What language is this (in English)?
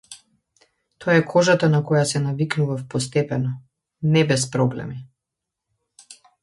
Macedonian